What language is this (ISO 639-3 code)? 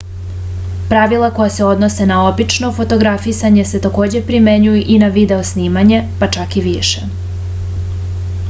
srp